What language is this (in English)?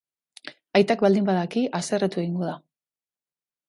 Basque